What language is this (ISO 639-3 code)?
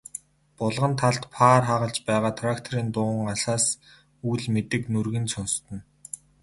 mon